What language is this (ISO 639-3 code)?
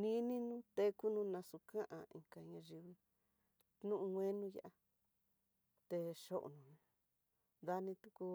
mtx